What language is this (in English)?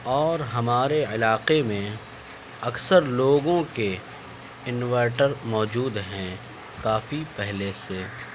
Urdu